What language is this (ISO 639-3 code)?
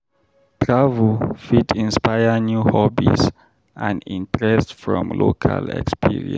pcm